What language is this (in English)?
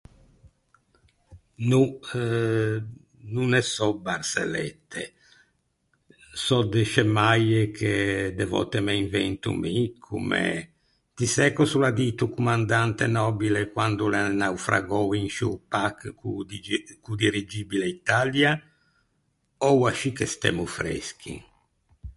Ligurian